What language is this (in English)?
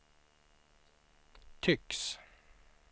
Swedish